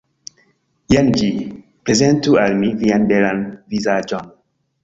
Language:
Esperanto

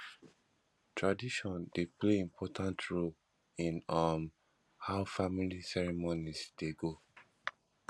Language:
Nigerian Pidgin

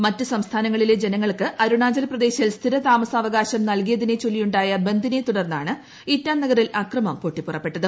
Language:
Malayalam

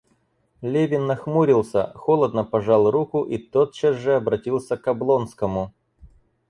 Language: Russian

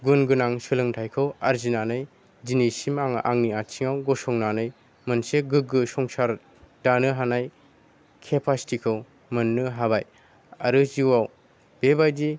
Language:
Bodo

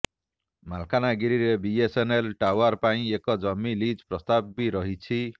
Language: Odia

